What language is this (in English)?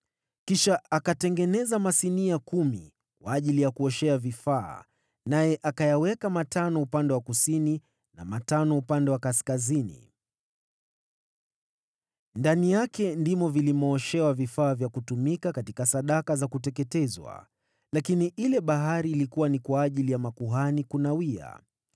Swahili